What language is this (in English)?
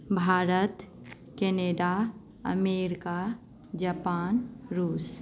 Maithili